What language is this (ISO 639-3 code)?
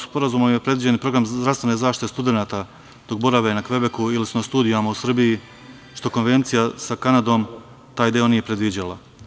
srp